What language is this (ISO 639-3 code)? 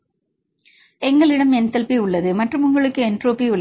tam